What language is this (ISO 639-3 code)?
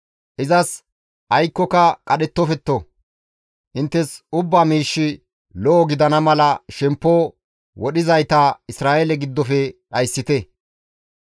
gmv